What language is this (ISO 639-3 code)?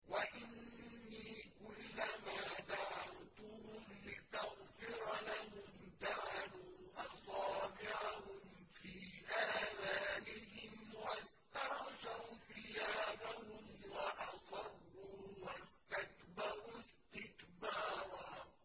ara